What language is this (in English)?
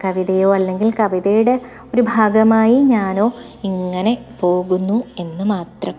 Malayalam